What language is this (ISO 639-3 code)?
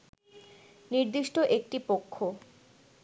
ben